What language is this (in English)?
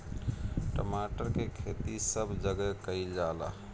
Bhojpuri